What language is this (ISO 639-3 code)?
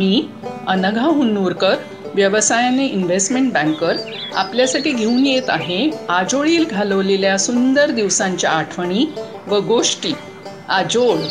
mar